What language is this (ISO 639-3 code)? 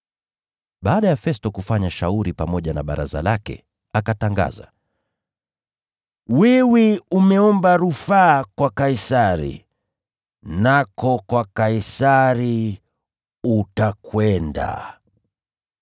swa